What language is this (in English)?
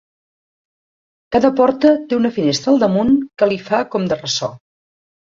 Catalan